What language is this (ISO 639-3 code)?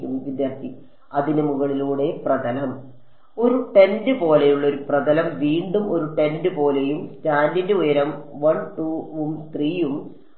mal